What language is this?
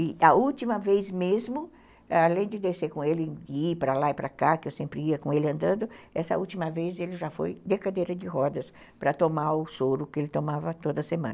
Portuguese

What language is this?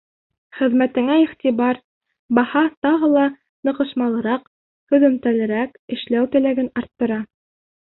Bashkir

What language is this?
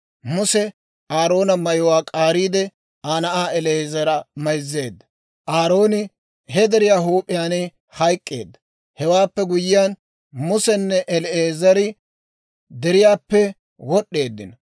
Dawro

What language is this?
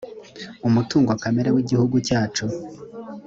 Kinyarwanda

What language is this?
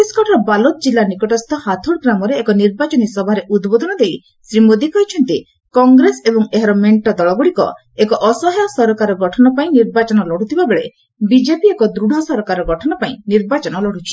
Odia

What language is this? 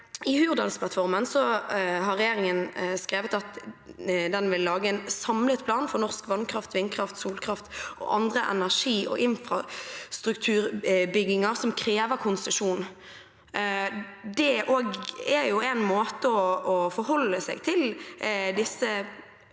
Norwegian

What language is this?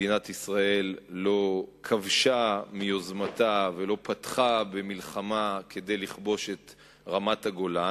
Hebrew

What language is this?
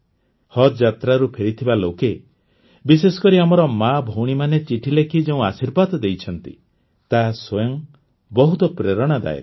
Odia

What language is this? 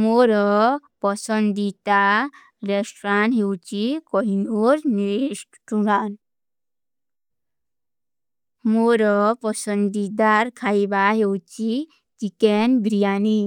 Kui (India)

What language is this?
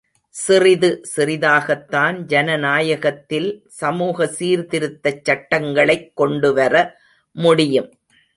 Tamil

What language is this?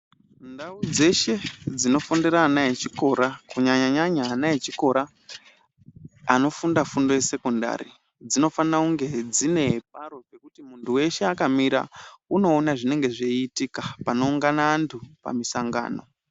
Ndau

